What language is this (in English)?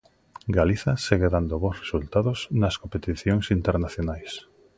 Galician